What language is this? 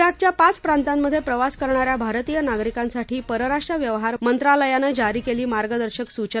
Marathi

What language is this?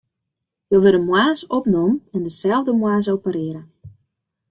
Western Frisian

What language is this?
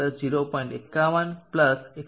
Gujarati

